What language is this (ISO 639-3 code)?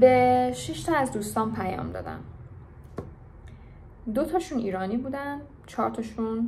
fas